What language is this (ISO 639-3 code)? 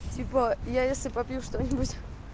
rus